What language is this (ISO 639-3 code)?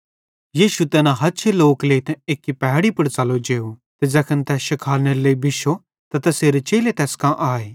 bhd